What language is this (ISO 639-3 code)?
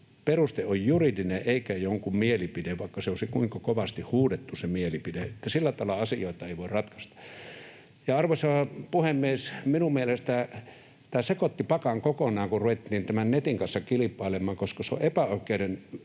fin